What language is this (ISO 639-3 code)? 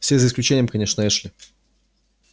rus